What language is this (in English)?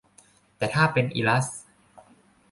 Thai